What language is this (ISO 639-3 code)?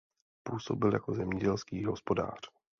ces